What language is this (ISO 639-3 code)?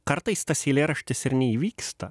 lit